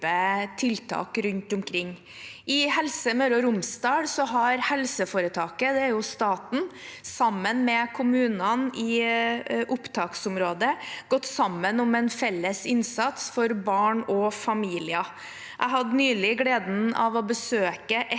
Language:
Norwegian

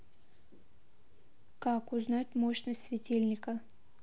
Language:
Russian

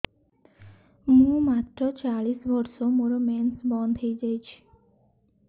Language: Odia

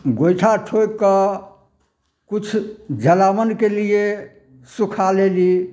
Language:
Maithili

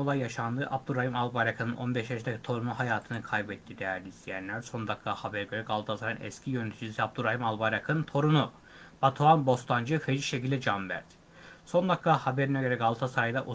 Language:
Turkish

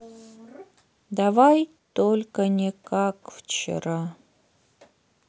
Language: Russian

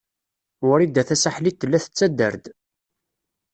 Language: Kabyle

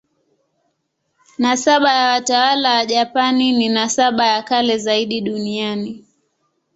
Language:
Swahili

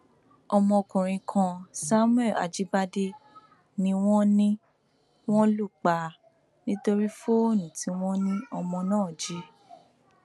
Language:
Yoruba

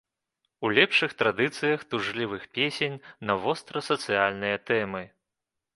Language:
Belarusian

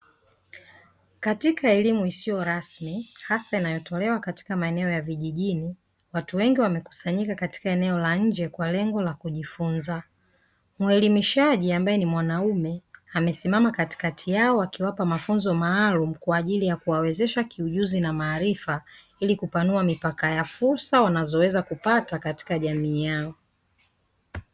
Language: Swahili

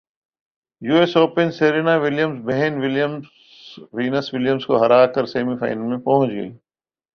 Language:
Urdu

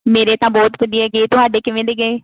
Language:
Punjabi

